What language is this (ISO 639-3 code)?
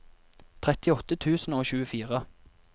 nor